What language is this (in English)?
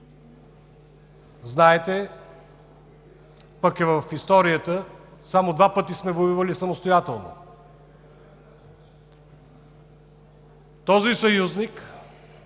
Bulgarian